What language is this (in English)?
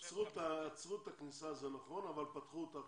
Hebrew